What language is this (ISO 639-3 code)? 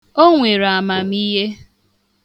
ibo